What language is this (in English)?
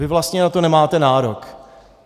Czech